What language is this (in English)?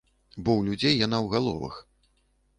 Belarusian